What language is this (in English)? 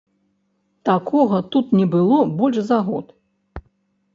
Belarusian